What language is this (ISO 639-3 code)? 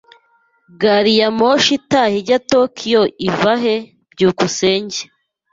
kin